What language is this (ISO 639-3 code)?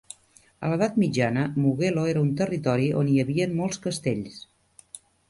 cat